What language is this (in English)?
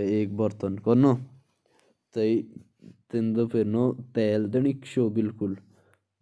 Jaunsari